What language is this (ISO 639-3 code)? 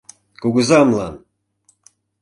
chm